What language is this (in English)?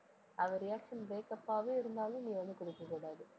Tamil